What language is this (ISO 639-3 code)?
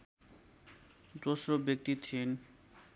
nep